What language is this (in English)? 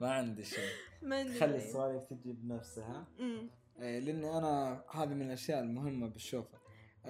Arabic